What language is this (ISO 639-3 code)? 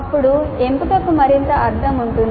tel